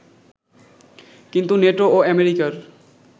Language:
Bangla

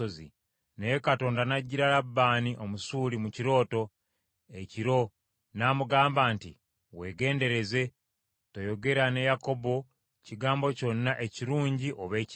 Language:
Ganda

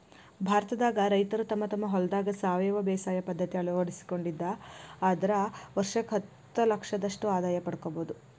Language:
Kannada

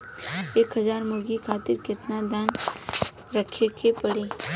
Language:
Bhojpuri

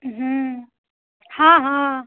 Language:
Maithili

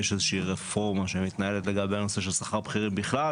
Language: Hebrew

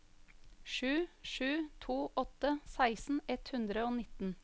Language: Norwegian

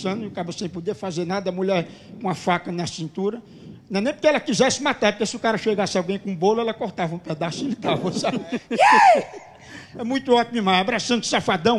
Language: Portuguese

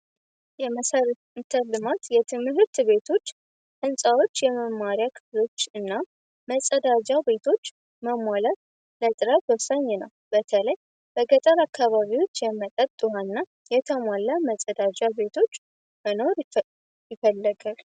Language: Amharic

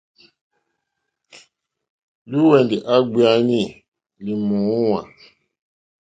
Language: Mokpwe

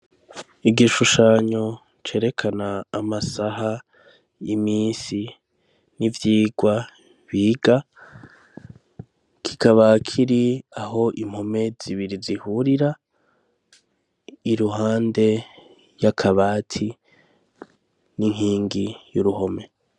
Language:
Rundi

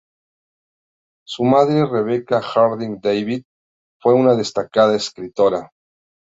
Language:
Spanish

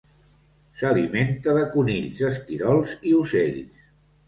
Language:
Catalan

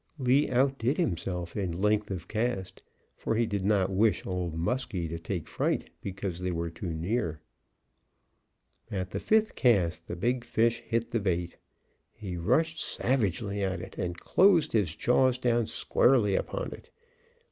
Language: English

